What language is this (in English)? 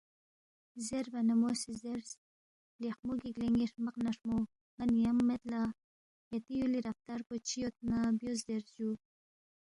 Balti